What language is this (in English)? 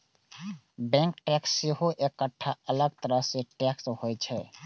Maithili